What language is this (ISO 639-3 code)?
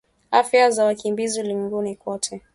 swa